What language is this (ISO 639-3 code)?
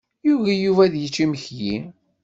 kab